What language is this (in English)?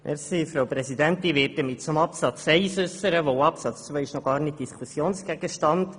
Swiss German